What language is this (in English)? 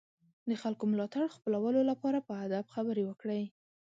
Pashto